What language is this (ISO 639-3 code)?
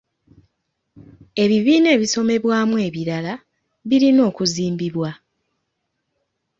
lug